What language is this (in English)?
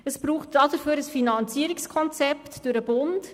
Swiss German